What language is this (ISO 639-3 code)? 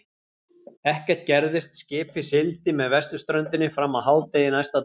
isl